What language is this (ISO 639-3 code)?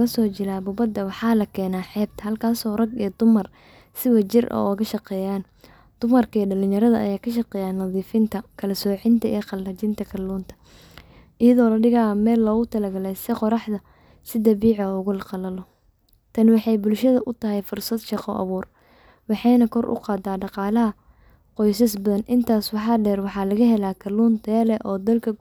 som